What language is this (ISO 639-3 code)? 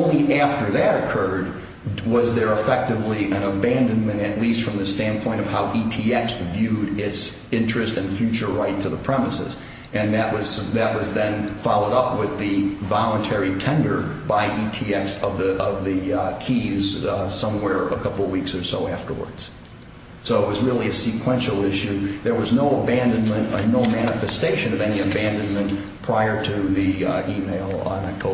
eng